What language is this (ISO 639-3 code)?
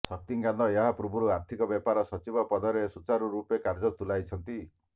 ori